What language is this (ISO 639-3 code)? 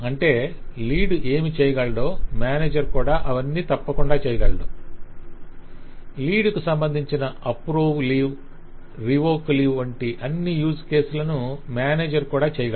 tel